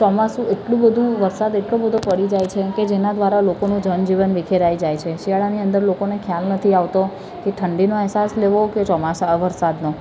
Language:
Gujarati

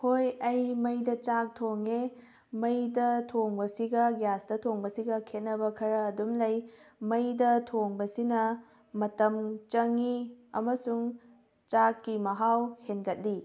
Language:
Manipuri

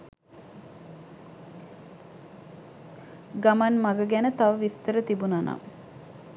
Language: Sinhala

